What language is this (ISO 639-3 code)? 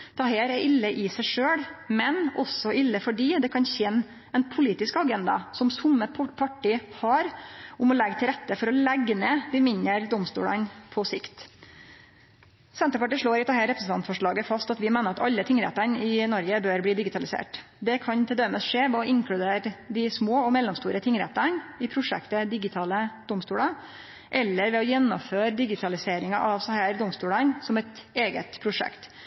nno